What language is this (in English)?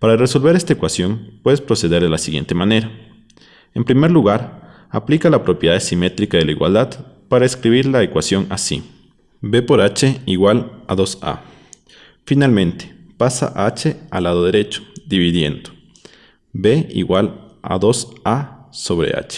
Spanish